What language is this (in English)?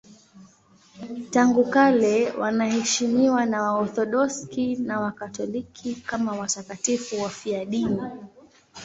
Swahili